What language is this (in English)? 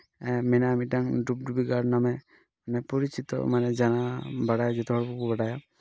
Santali